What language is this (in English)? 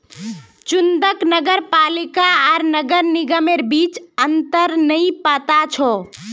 Magahi